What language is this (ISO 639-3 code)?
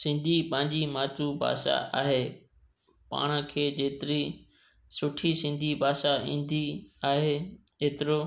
snd